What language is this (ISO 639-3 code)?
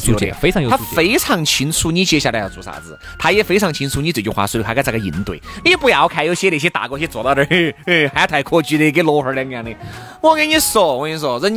zho